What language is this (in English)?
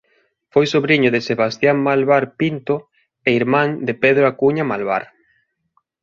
Galician